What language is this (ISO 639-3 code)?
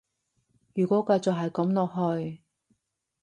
yue